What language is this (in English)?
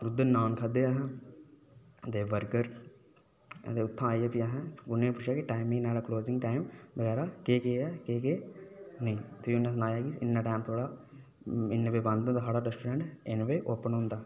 Dogri